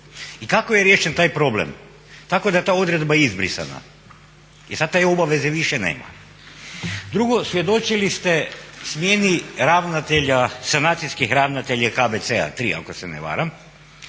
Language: Croatian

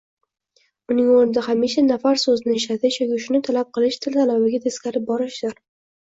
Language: Uzbek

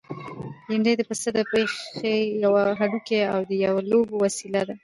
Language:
Pashto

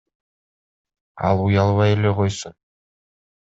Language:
Kyrgyz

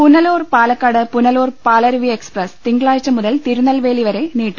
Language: Malayalam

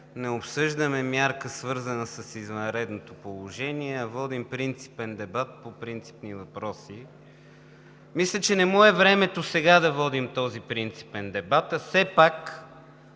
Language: Bulgarian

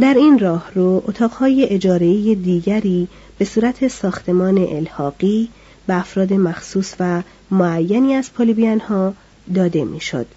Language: Persian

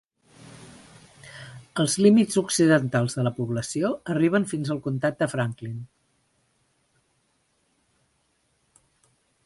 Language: Catalan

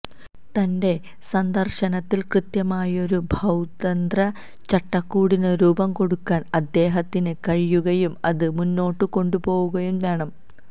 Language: Malayalam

